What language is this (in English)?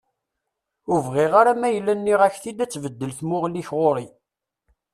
Kabyle